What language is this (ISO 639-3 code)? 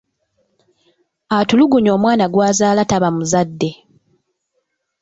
lug